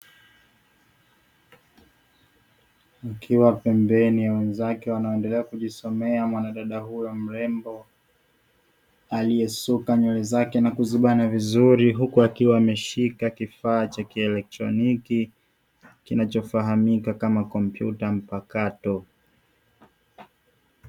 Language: Swahili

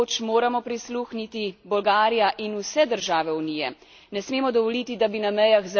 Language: Slovenian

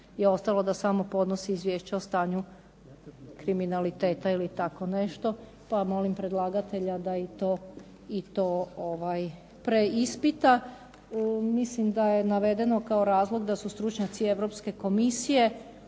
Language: Croatian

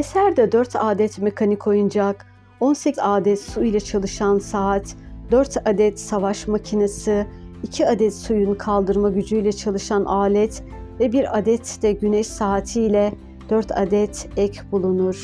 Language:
Turkish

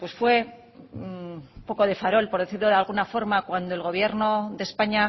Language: Spanish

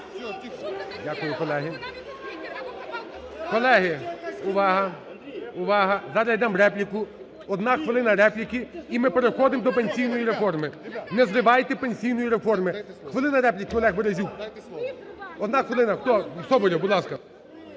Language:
Ukrainian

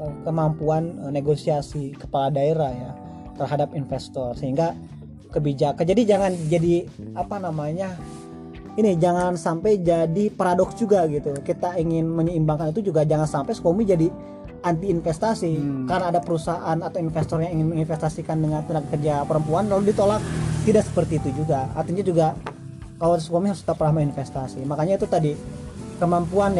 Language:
Indonesian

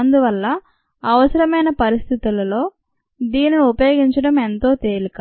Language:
Telugu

